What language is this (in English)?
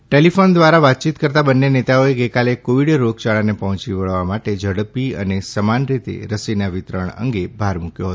Gujarati